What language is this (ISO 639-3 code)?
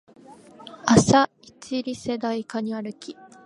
jpn